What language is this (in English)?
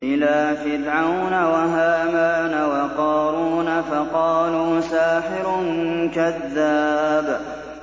Arabic